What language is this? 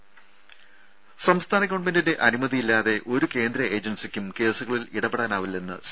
Malayalam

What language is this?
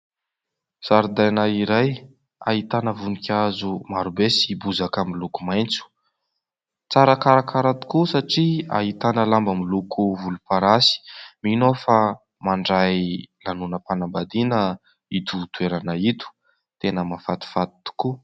Malagasy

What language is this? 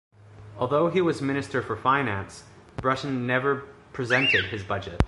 English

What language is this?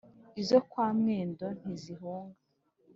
Kinyarwanda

